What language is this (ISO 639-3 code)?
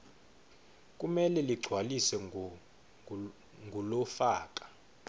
ssw